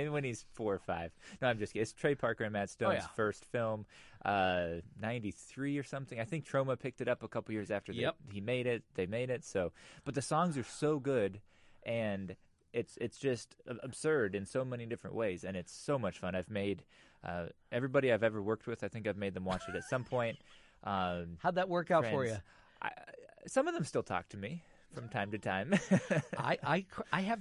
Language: English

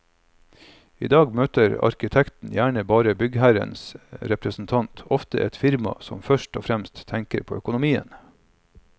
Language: Norwegian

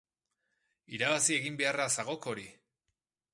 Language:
Basque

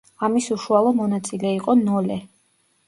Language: Georgian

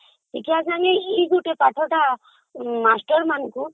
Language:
Odia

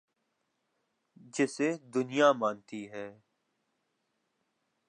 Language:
Urdu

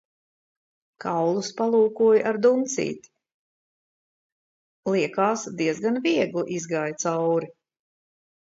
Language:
Latvian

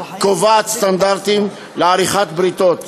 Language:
Hebrew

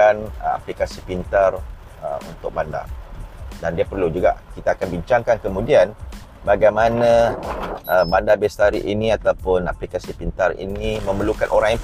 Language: Malay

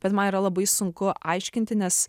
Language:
Lithuanian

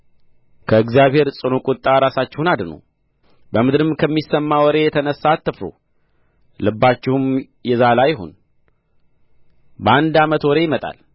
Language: Amharic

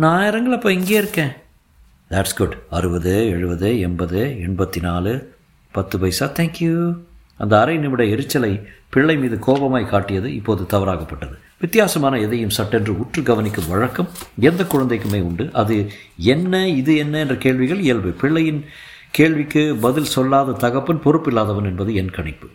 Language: Tamil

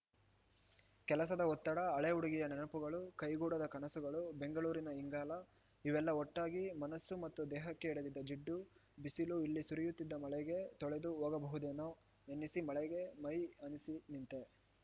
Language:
Kannada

